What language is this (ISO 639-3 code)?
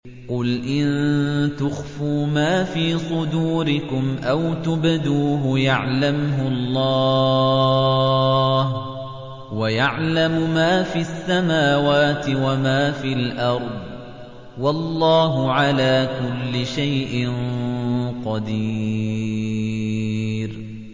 ara